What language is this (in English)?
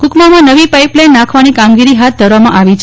Gujarati